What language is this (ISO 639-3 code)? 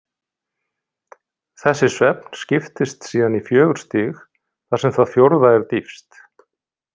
isl